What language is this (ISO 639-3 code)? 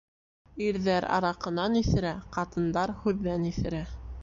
bak